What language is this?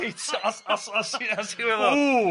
Welsh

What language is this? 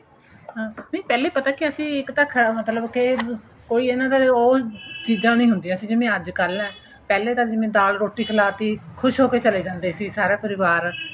Punjabi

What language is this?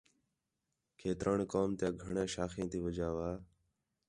Khetrani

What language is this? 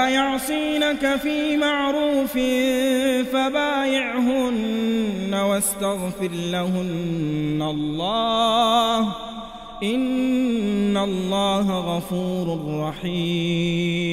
Arabic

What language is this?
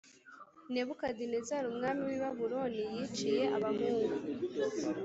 Kinyarwanda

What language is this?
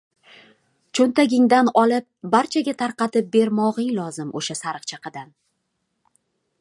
Uzbek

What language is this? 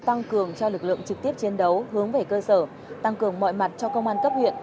Vietnamese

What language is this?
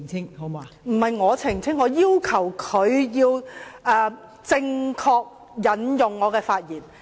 Cantonese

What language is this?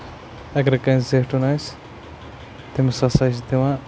Kashmiri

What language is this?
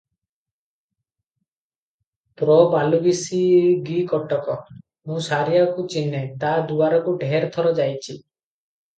Odia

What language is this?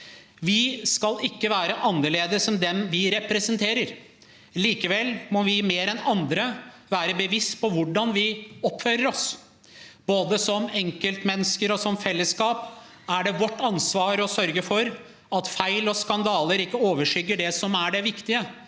Norwegian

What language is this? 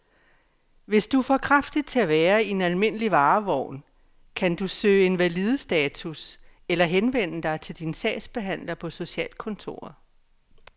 Danish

